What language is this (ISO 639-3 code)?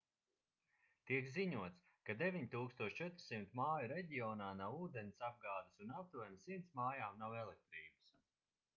lav